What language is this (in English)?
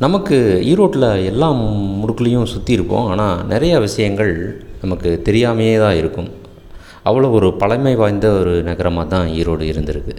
Tamil